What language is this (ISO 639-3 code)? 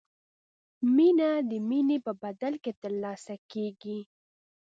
pus